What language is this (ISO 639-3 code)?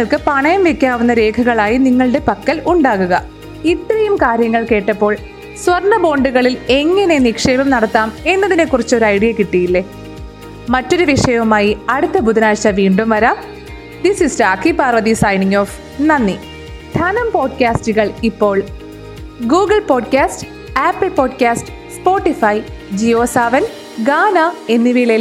mal